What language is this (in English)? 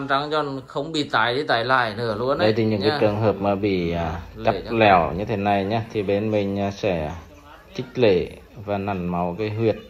Vietnamese